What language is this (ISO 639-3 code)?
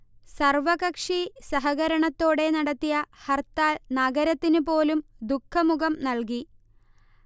mal